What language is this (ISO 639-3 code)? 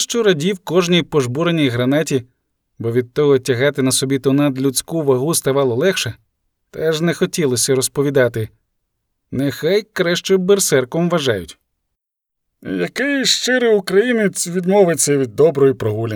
ukr